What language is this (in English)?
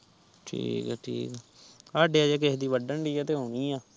Punjabi